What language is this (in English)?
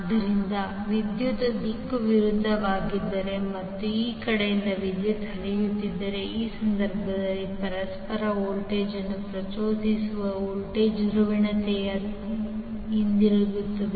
Kannada